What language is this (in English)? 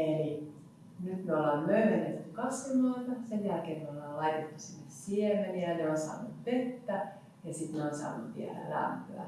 Finnish